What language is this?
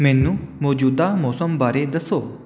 Punjabi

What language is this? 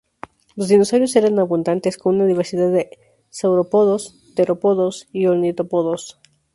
Spanish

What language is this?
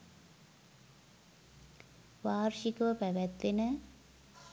Sinhala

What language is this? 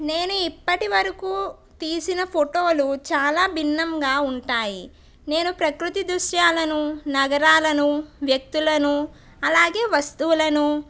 Telugu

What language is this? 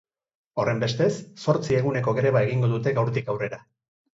Basque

